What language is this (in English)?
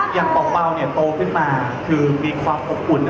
Thai